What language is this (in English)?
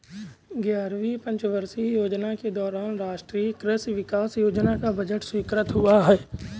Hindi